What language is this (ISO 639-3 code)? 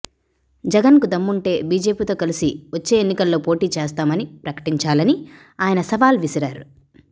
tel